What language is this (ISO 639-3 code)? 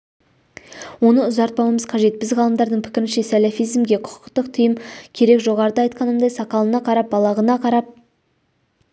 kaz